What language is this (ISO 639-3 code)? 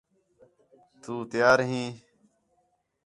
xhe